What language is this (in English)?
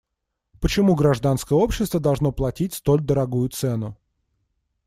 Russian